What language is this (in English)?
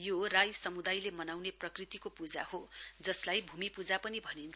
Nepali